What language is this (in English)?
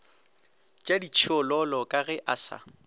Northern Sotho